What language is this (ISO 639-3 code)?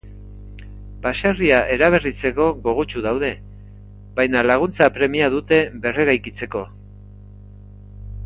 eus